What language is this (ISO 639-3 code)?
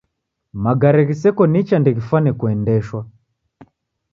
dav